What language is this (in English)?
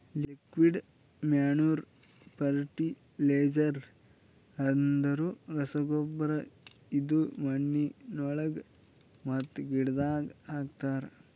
Kannada